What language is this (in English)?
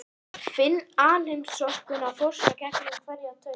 Icelandic